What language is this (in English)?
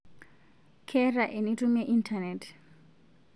Masai